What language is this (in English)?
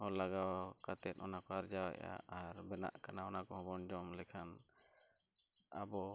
Santali